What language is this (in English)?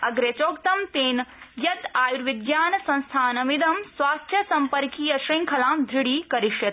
Sanskrit